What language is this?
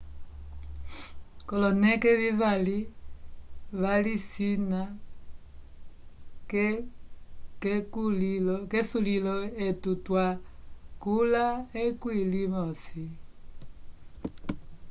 Umbundu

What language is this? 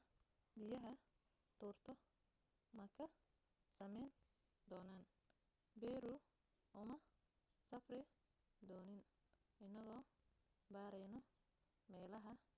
Somali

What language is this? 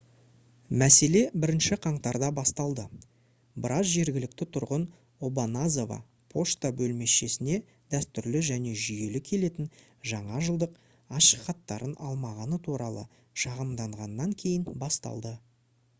Kazakh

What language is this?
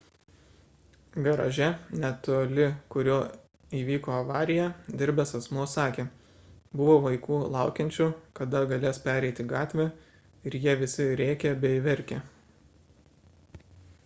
Lithuanian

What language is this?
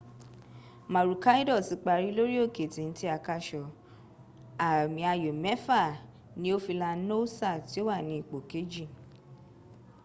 Yoruba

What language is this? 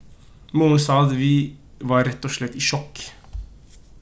Norwegian Bokmål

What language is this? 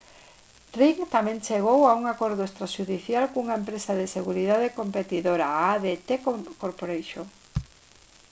Galician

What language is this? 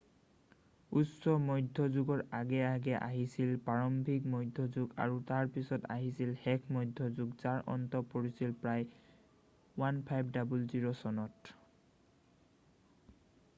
Assamese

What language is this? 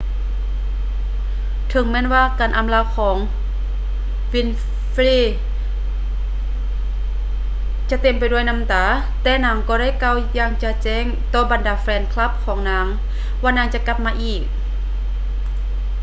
Lao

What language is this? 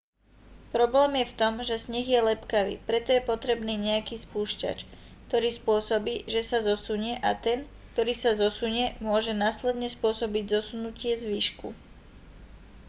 Slovak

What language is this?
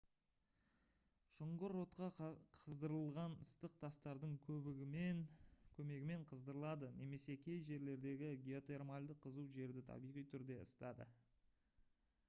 Kazakh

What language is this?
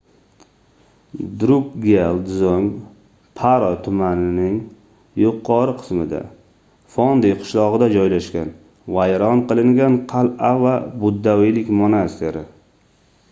Uzbek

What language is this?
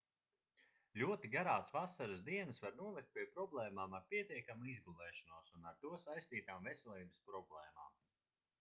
Latvian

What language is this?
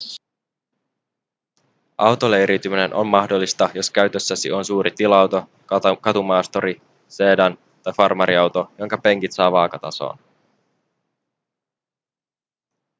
Finnish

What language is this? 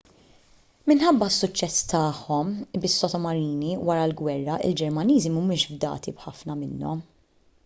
Maltese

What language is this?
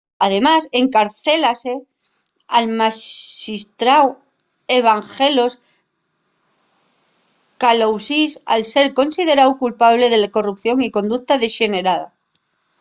Asturian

